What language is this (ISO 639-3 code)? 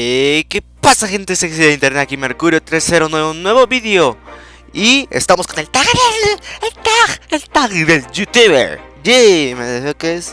spa